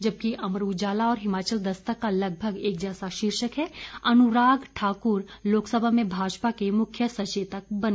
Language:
Hindi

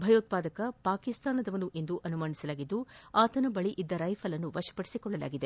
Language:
Kannada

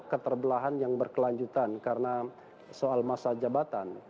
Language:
Indonesian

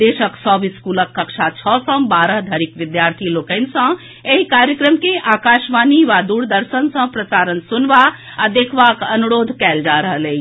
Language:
Maithili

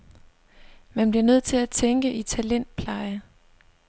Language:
Danish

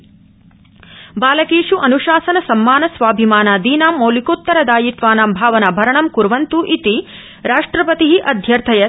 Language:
Sanskrit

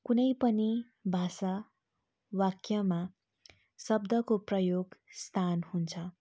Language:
Nepali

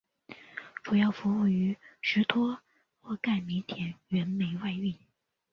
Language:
Chinese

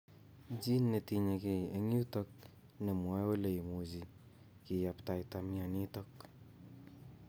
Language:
Kalenjin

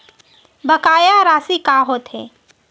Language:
Chhattisgarhi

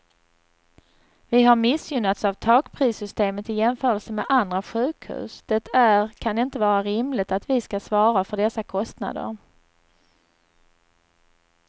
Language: Swedish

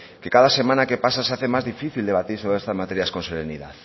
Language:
Spanish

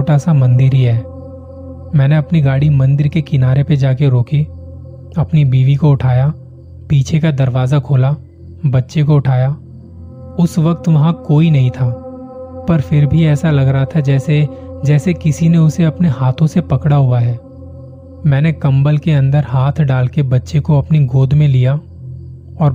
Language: Hindi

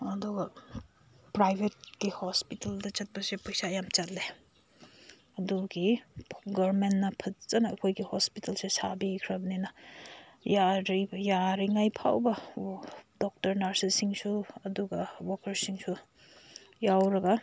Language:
Manipuri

